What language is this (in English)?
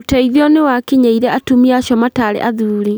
Kikuyu